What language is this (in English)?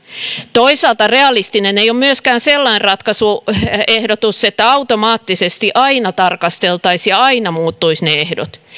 Finnish